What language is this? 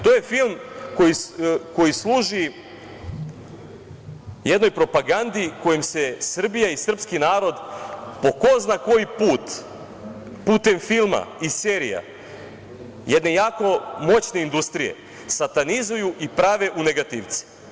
Serbian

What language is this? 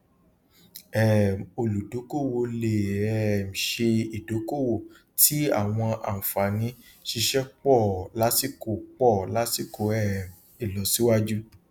Yoruba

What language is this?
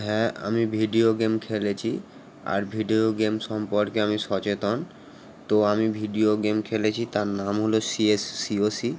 Bangla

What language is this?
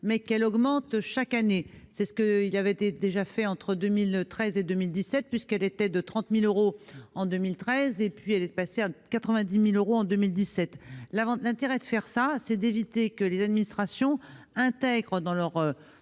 French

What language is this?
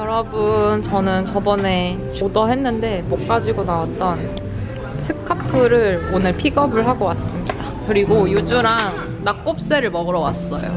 Korean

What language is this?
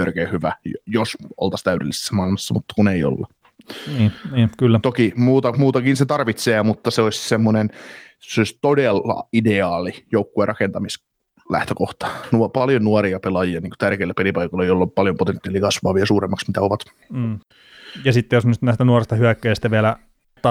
Finnish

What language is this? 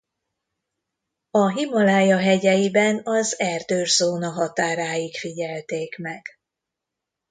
Hungarian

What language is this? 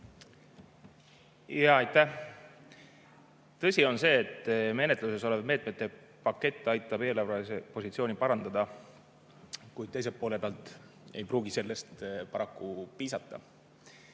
Estonian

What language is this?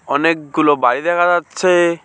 Bangla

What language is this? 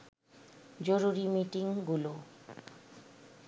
Bangla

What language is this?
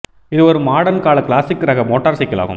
Tamil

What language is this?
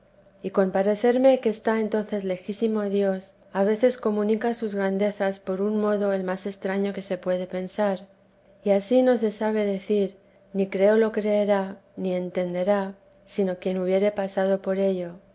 Spanish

